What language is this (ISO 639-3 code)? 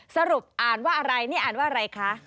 tha